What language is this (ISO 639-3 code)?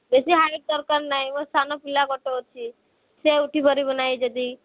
ori